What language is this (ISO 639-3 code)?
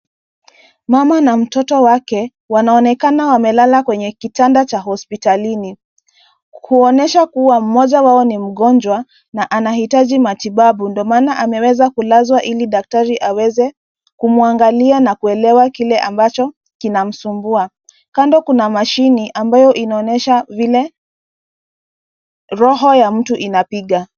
swa